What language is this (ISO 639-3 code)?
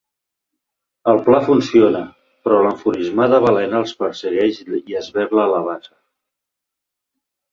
cat